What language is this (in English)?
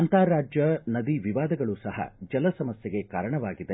Kannada